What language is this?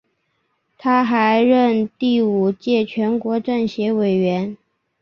Chinese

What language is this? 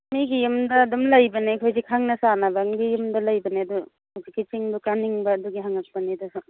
Manipuri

